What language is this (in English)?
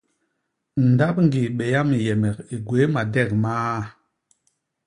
Basaa